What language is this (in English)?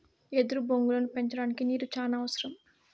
Telugu